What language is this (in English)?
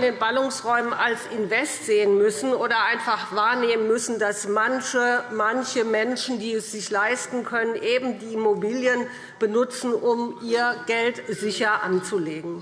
German